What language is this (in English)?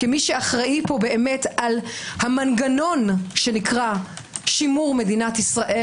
Hebrew